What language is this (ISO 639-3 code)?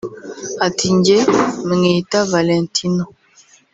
kin